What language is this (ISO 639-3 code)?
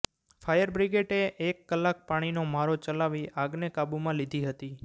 guj